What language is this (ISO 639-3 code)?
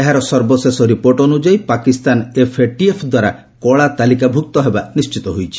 ori